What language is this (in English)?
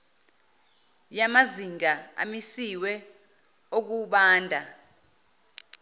Zulu